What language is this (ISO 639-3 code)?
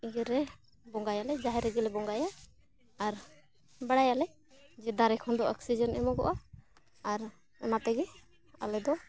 sat